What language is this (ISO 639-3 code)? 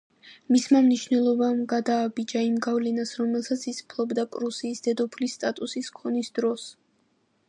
kat